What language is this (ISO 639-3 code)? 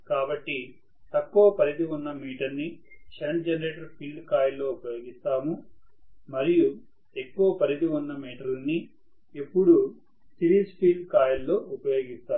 tel